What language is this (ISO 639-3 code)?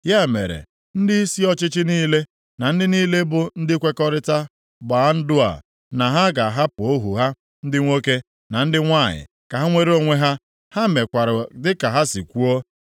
ibo